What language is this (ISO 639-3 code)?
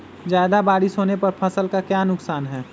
mag